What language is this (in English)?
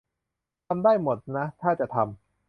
Thai